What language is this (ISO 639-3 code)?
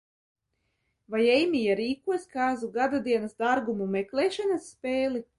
lav